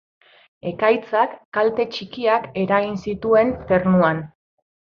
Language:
Basque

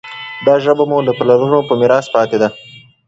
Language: Pashto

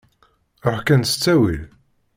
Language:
Kabyle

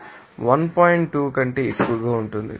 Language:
Telugu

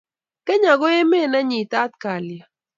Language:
Kalenjin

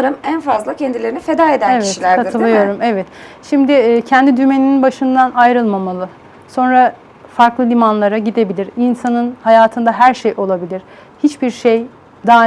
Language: Turkish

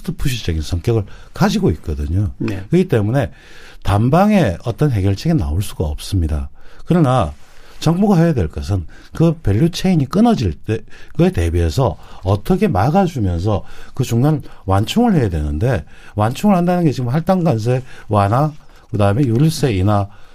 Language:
Korean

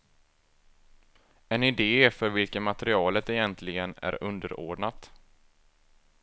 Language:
Swedish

